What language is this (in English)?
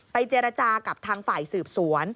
Thai